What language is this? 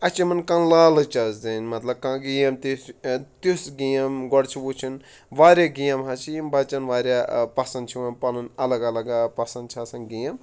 Kashmiri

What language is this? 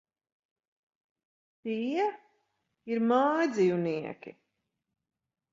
Latvian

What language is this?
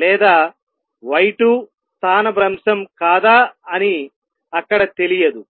Telugu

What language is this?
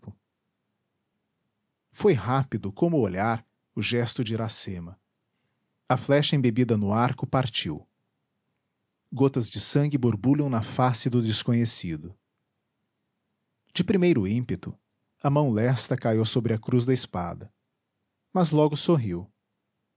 Portuguese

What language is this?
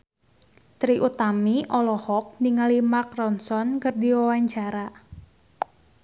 Sundanese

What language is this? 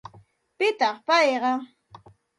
Santa Ana de Tusi Pasco Quechua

